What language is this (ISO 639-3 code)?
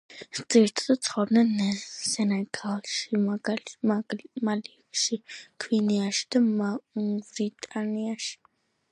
kat